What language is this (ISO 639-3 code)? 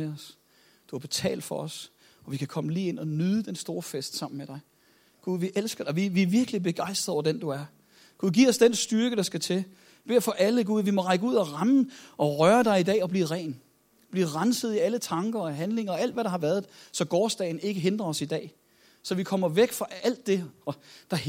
dan